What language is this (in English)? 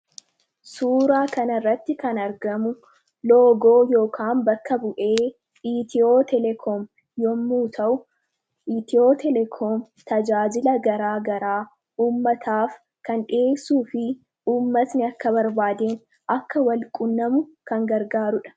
Oromo